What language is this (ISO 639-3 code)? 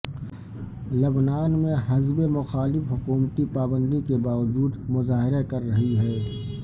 urd